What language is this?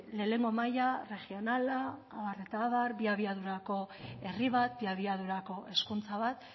Basque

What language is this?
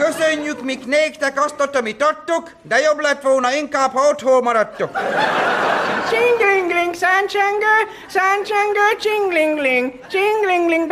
Hungarian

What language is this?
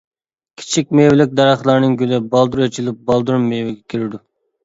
Uyghur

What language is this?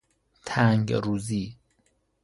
Persian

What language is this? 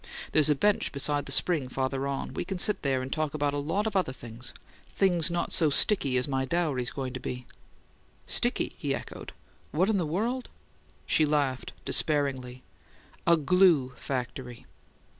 English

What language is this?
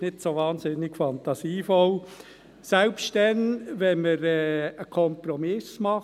Swiss German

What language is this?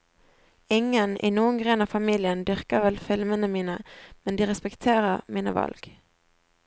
Norwegian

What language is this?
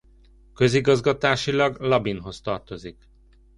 Hungarian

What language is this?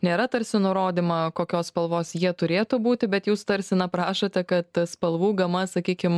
Lithuanian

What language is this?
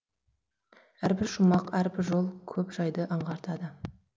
Kazakh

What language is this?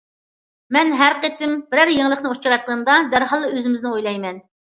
Uyghur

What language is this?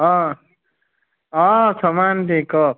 Assamese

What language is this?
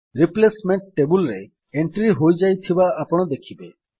Odia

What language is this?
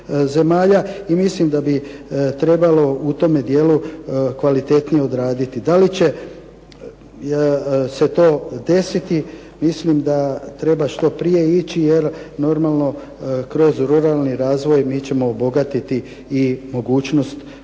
Croatian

